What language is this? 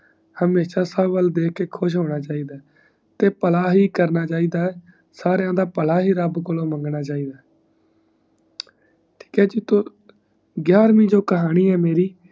Punjabi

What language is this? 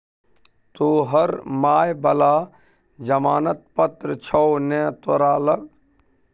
Maithili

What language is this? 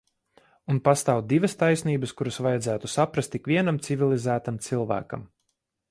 Latvian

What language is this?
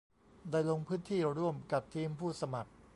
Thai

